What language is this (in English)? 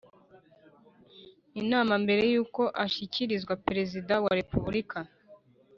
Kinyarwanda